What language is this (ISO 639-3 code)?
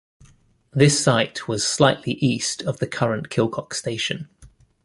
eng